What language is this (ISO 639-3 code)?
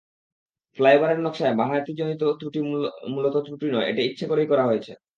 ben